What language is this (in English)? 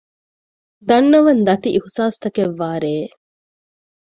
Divehi